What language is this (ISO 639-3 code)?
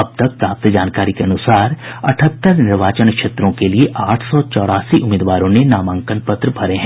hin